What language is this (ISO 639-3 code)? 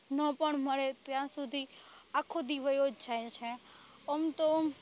guj